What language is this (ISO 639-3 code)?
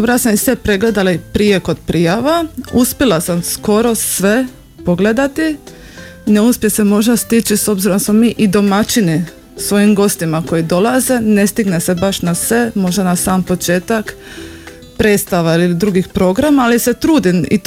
hrv